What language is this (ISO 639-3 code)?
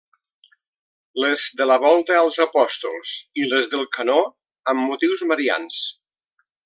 cat